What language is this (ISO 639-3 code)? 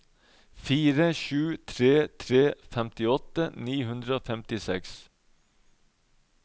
nor